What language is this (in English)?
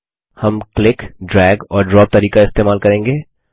Hindi